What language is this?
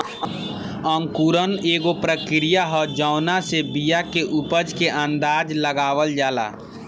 Bhojpuri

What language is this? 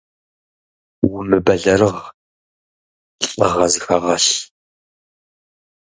Kabardian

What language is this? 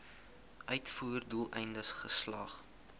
Afrikaans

